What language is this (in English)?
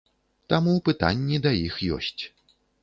Belarusian